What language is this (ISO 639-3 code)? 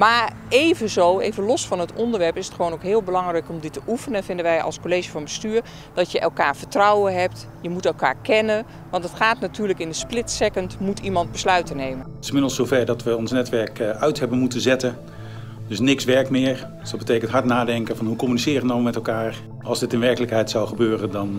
nld